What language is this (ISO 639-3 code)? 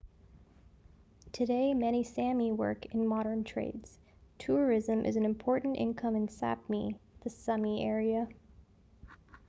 eng